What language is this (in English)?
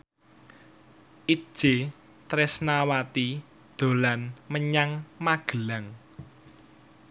Javanese